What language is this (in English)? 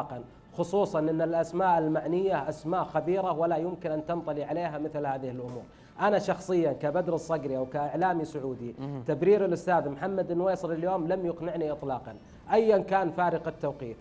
Arabic